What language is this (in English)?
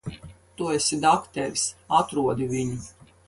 Latvian